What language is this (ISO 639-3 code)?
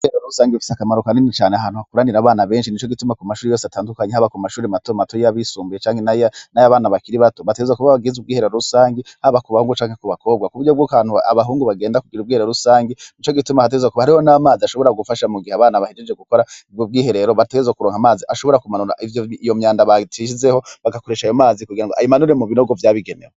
run